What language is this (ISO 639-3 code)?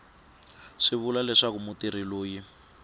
tso